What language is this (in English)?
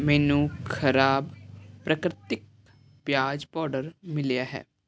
Punjabi